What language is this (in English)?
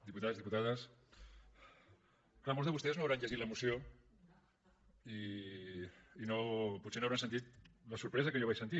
Catalan